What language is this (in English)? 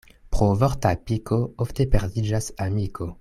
Esperanto